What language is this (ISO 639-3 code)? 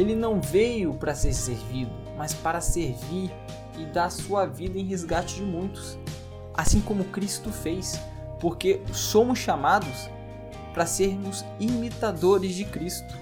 por